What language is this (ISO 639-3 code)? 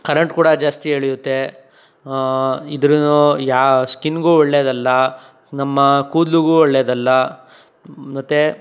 kan